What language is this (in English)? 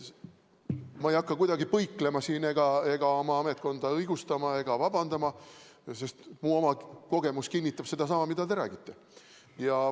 Estonian